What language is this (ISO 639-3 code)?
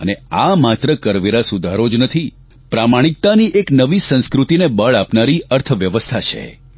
guj